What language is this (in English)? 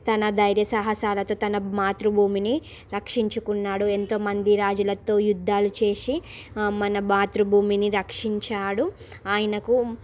Telugu